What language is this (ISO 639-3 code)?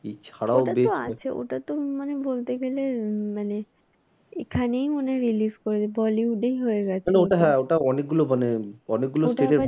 ben